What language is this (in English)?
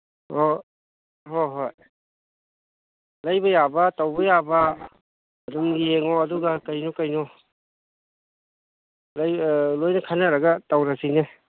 Manipuri